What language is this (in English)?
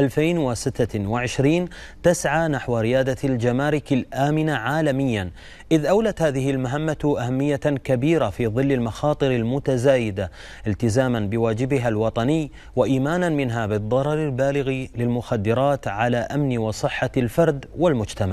Arabic